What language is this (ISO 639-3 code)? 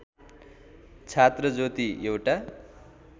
nep